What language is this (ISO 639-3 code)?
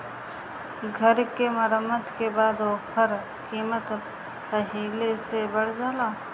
bho